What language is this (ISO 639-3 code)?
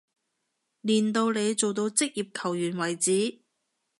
yue